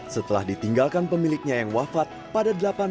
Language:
Indonesian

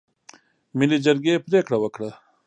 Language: Pashto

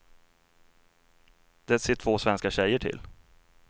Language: Swedish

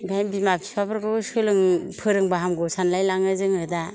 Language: Bodo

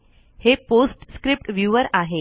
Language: Marathi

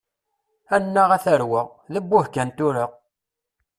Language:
Kabyle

